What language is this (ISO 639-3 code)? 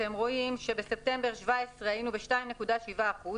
heb